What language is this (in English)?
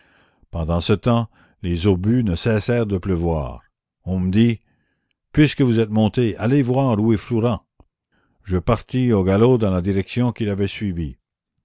French